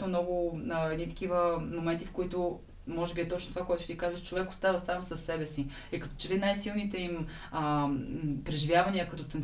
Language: Bulgarian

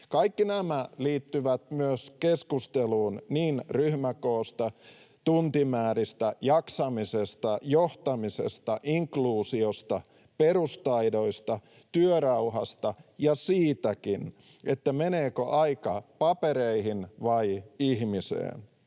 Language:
Finnish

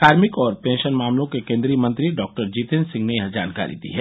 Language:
Hindi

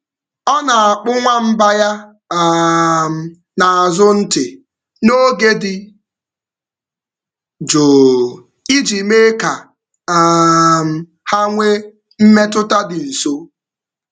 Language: Igbo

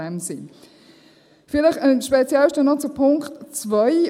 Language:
Swiss German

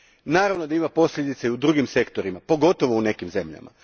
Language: Croatian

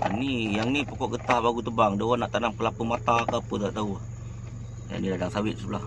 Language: Malay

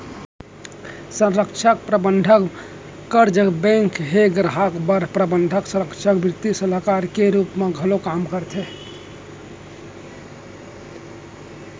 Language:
Chhattisgarhi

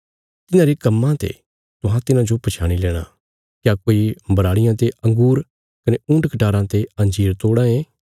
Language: Bilaspuri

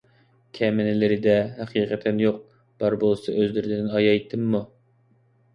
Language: Uyghur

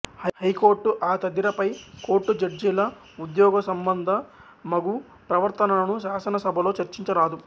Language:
Telugu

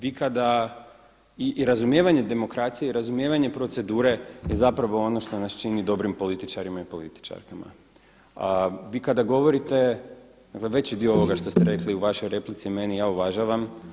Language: Croatian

